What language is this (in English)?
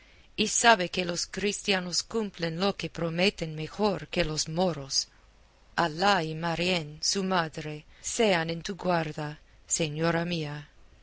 Spanish